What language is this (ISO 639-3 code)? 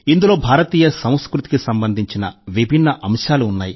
tel